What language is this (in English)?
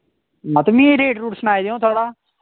Dogri